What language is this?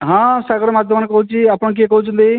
Odia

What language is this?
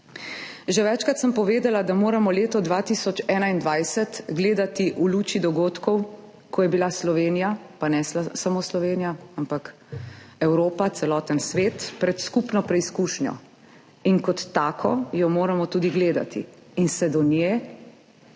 Slovenian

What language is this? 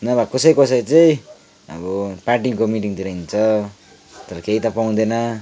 Nepali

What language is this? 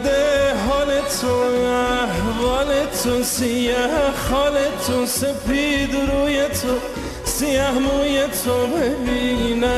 Persian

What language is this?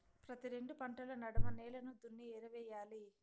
Telugu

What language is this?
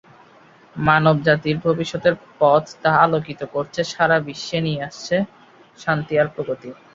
Bangla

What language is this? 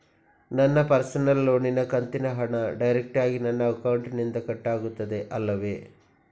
Kannada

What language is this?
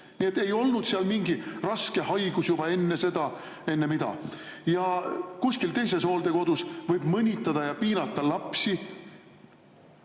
Estonian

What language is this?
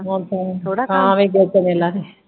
Punjabi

